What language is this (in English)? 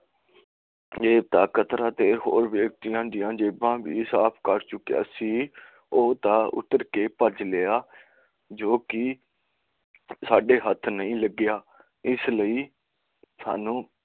Punjabi